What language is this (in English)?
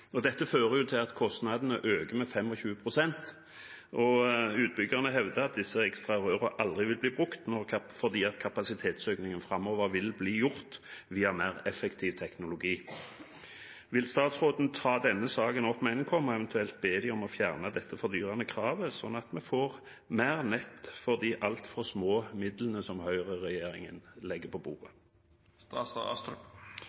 Norwegian Bokmål